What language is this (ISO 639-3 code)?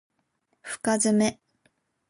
jpn